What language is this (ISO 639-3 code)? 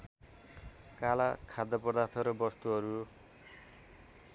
nep